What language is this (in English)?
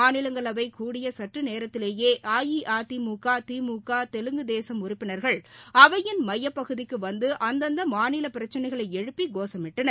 Tamil